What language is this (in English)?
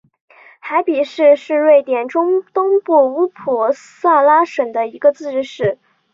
Chinese